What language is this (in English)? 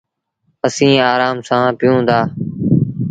Sindhi Bhil